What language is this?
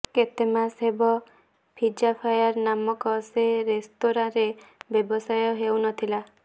Odia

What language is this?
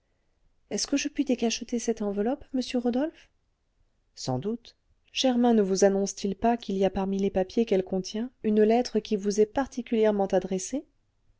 French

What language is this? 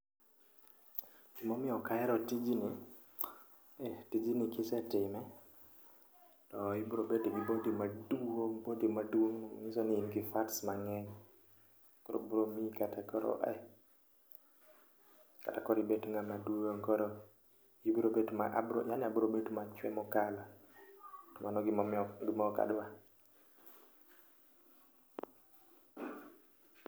Luo (Kenya and Tanzania)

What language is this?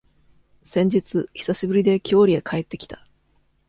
Japanese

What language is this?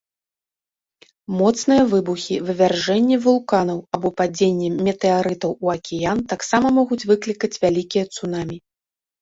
Belarusian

